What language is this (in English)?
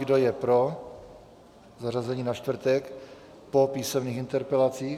Czech